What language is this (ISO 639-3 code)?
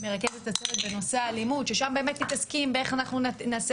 heb